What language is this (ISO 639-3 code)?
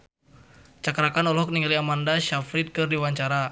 sun